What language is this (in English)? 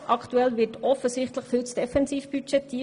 Swiss German